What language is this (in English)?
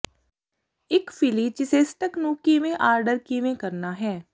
Punjabi